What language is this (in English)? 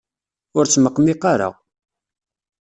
Kabyle